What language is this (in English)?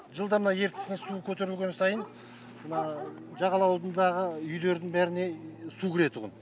Kazakh